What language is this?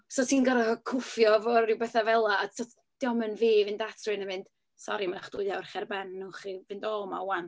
Welsh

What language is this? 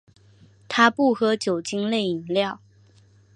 Chinese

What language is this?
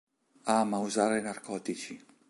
Italian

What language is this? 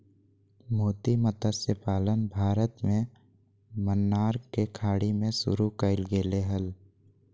Magahi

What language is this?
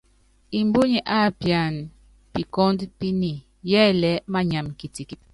Yangben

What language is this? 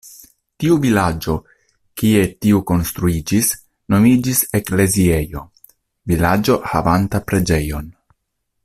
Esperanto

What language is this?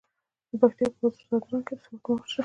Pashto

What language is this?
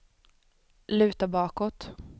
Swedish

